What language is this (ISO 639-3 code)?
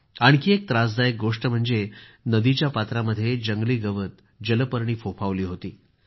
mar